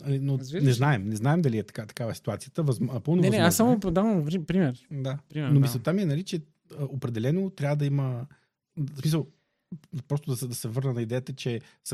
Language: Bulgarian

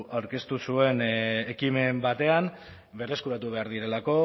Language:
Basque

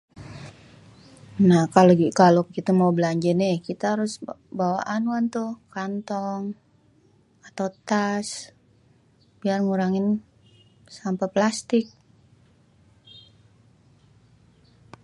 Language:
Betawi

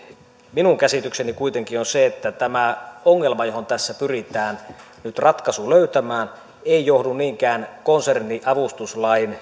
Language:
Finnish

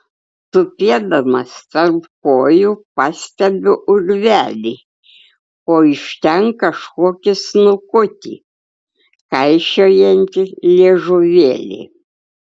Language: Lithuanian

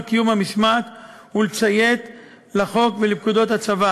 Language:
Hebrew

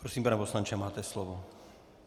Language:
Czech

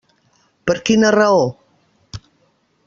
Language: Catalan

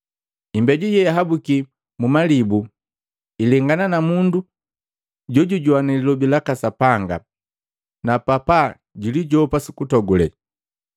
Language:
Matengo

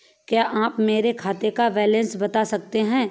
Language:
Hindi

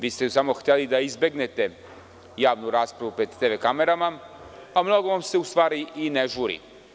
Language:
Serbian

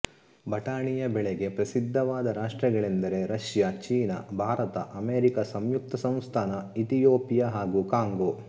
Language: Kannada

